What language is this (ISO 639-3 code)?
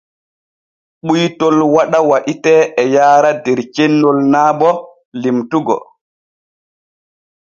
fue